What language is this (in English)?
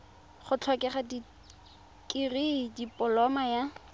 Tswana